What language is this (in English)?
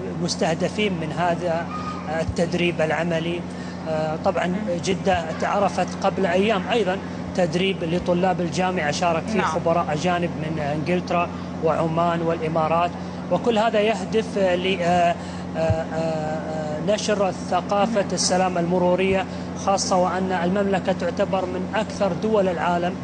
Arabic